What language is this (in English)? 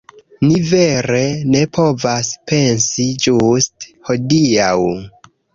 Esperanto